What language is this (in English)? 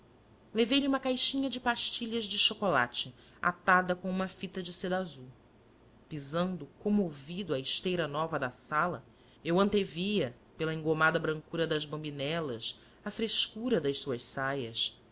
Portuguese